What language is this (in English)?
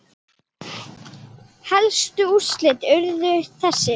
Icelandic